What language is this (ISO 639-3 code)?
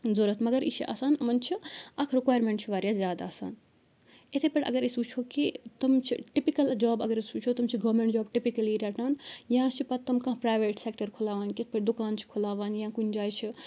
kas